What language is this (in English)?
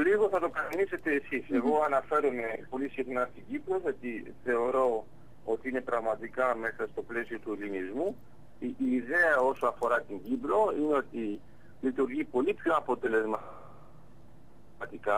Greek